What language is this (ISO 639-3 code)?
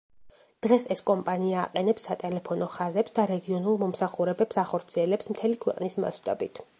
kat